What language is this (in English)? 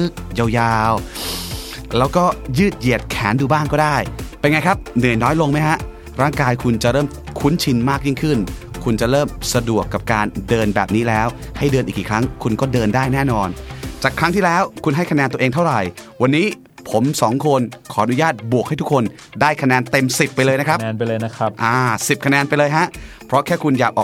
Thai